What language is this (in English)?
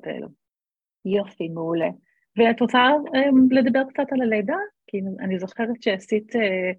Hebrew